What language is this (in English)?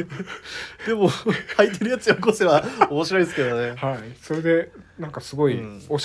Japanese